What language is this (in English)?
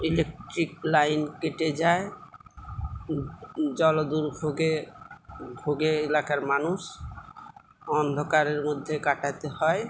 Bangla